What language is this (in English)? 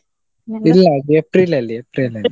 Kannada